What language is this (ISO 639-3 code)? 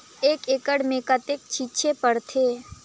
hne